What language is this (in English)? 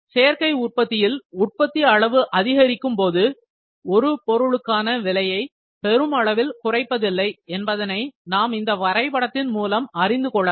Tamil